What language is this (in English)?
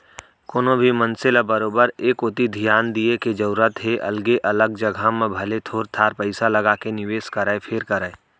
Chhattisgarhi